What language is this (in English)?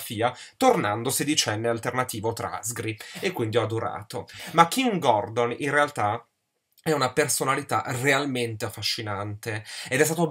Italian